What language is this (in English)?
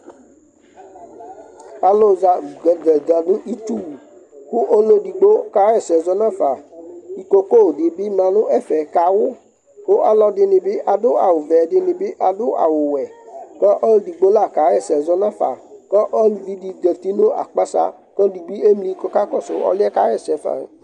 Ikposo